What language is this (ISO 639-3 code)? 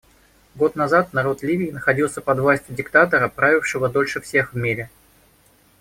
rus